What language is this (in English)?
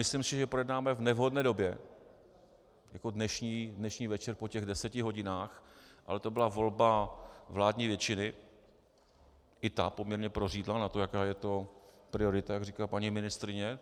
Czech